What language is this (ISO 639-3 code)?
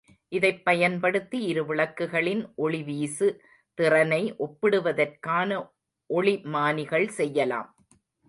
tam